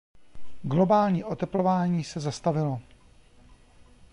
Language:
Czech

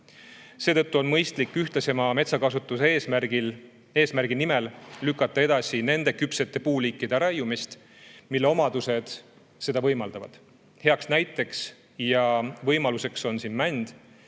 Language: Estonian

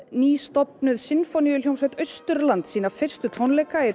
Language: Icelandic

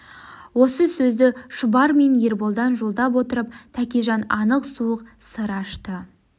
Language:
Kazakh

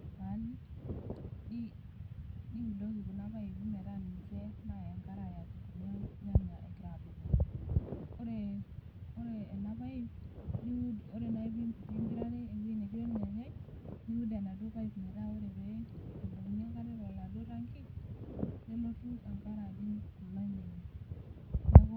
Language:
Masai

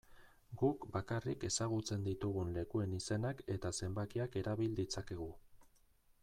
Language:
Basque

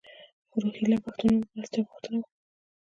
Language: Pashto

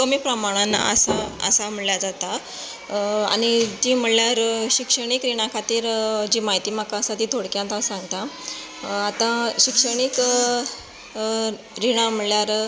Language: Konkani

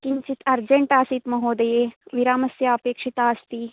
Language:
Sanskrit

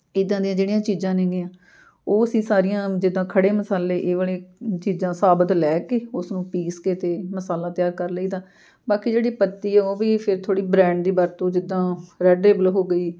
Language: Punjabi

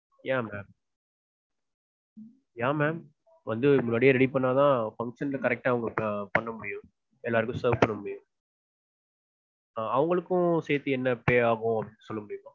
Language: Tamil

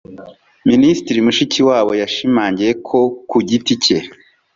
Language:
Kinyarwanda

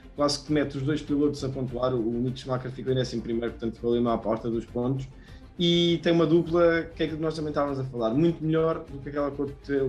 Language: Portuguese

